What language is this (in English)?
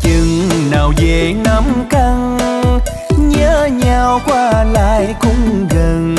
Vietnamese